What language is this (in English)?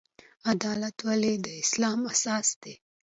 Pashto